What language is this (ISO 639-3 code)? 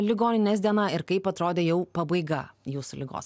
lit